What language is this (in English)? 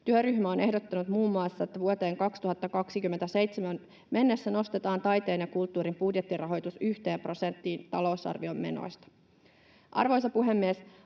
Finnish